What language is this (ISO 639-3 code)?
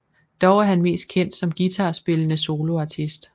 dan